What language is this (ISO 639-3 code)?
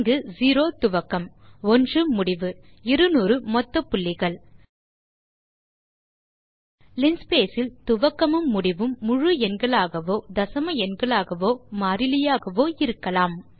tam